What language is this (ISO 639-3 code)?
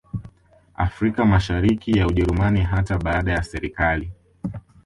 swa